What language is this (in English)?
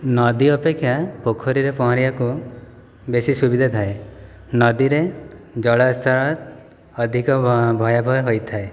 Odia